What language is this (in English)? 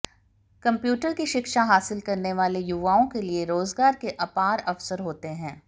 Hindi